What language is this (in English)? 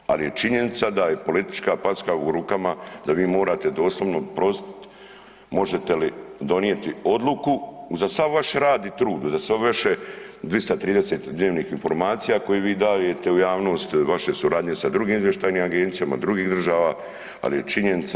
Croatian